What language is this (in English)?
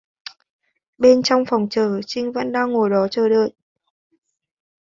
Vietnamese